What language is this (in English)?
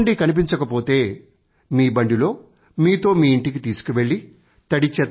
Telugu